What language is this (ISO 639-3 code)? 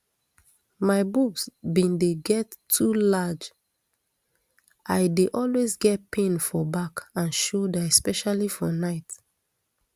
pcm